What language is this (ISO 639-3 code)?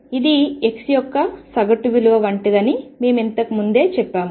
tel